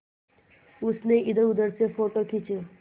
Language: Hindi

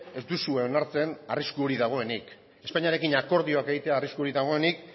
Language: Basque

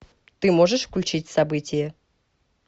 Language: Russian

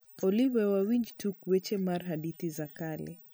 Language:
Luo (Kenya and Tanzania)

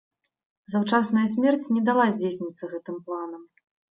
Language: Belarusian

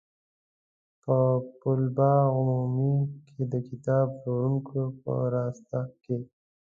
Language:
Pashto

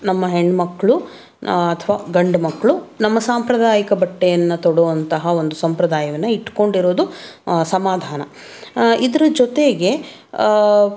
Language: Kannada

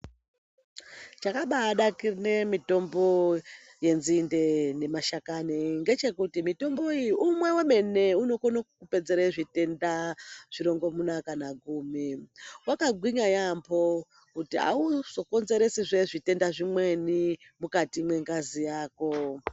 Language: Ndau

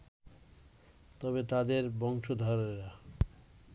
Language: Bangla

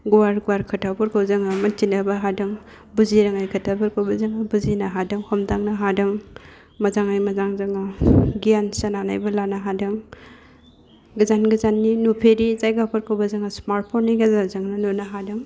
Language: Bodo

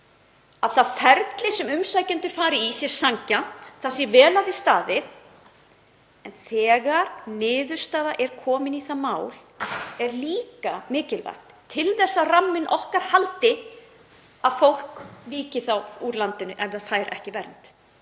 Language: Icelandic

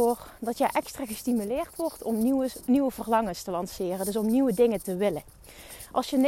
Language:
Dutch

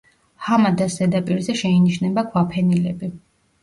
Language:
Georgian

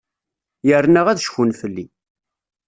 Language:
Kabyle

